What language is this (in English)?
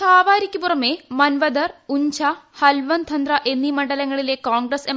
Malayalam